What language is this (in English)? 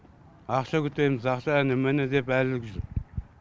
Kazakh